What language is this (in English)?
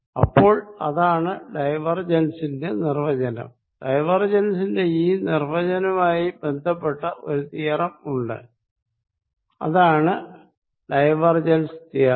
Malayalam